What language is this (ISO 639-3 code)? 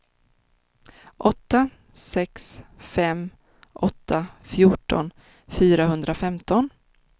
swe